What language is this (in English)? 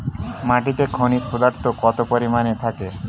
Bangla